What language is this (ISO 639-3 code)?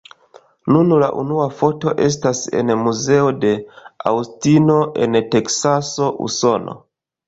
epo